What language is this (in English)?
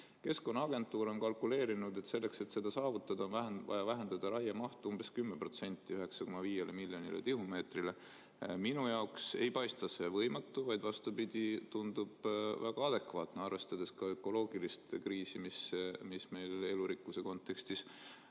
Estonian